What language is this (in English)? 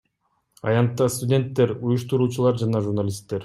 Kyrgyz